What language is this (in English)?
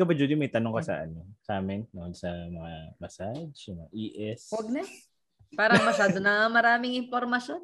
Filipino